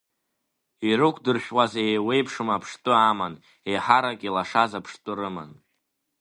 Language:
Abkhazian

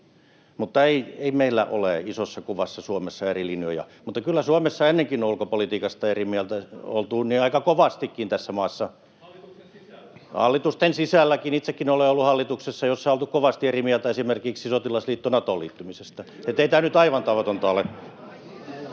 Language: Finnish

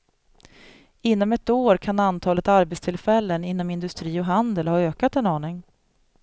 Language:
Swedish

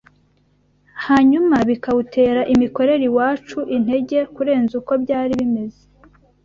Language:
Kinyarwanda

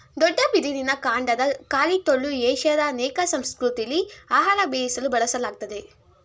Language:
Kannada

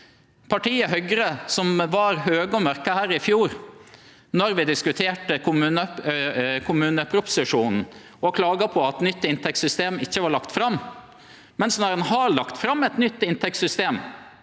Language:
Norwegian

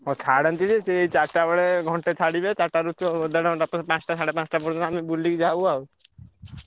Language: Odia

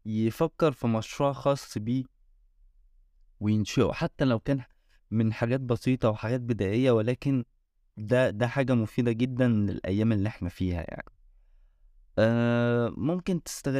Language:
Arabic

